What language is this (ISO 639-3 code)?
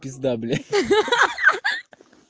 rus